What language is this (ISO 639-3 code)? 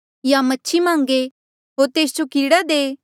mjl